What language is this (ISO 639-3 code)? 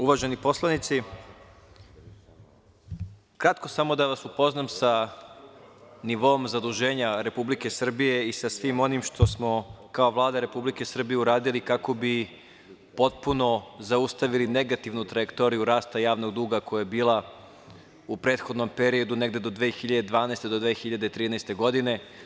srp